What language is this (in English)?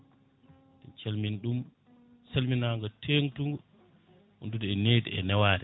Fula